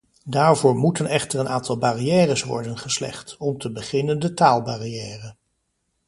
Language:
Dutch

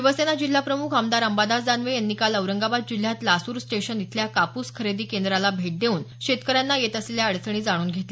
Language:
Marathi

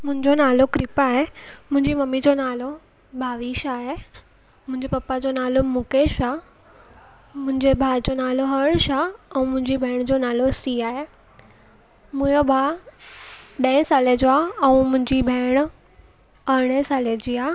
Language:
Sindhi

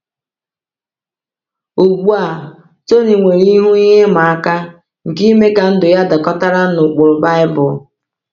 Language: Igbo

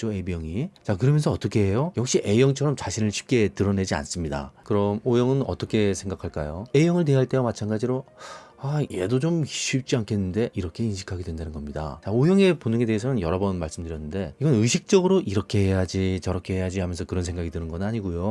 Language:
Korean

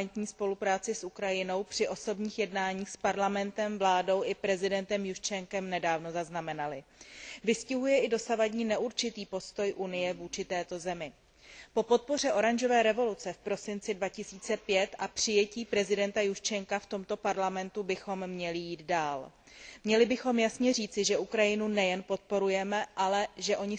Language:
Czech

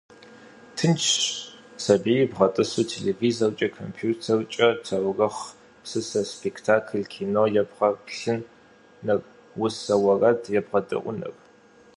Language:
Kabardian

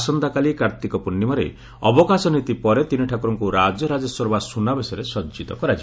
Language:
Odia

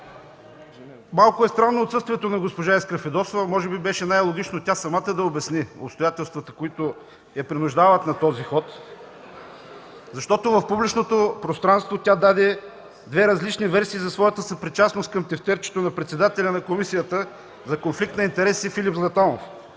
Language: Bulgarian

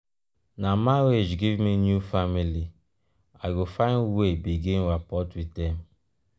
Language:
Nigerian Pidgin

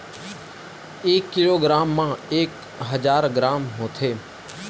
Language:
Chhattisgarhi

